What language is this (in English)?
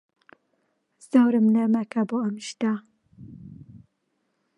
Central Kurdish